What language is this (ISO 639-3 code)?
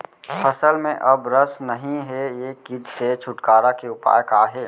hne